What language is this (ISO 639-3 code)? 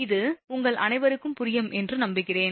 tam